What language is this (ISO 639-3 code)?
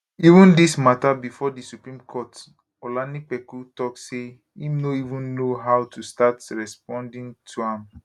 pcm